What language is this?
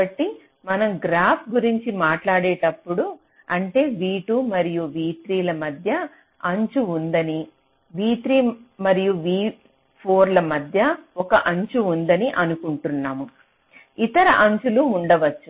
Telugu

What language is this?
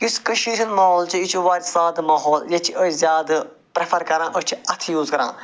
Kashmiri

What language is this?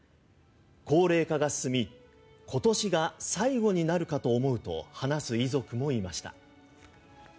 Japanese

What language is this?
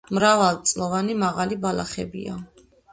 Georgian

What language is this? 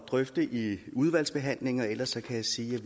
Danish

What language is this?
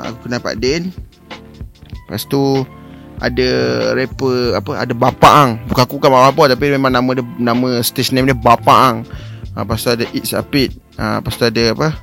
Malay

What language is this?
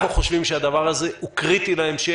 Hebrew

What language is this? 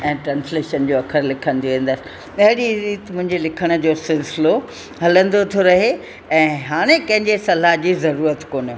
Sindhi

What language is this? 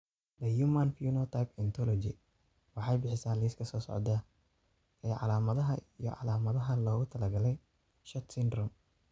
Somali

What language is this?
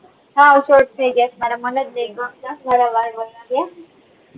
Gujarati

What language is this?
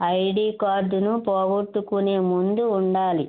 Telugu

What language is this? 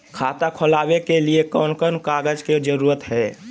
Magahi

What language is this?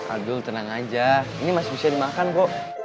Indonesian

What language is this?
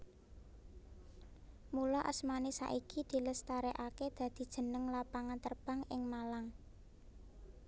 Javanese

